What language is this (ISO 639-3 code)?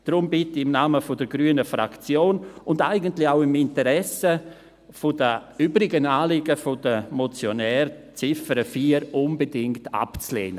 gsw